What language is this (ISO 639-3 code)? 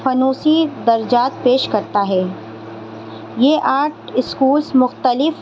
urd